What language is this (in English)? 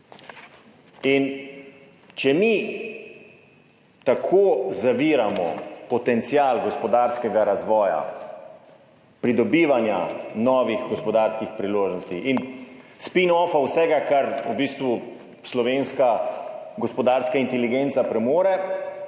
Slovenian